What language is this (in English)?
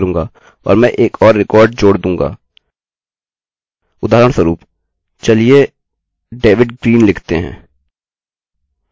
Hindi